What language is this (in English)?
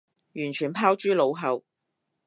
Cantonese